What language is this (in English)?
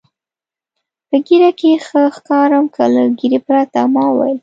Pashto